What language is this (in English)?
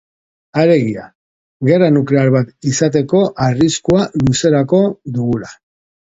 Basque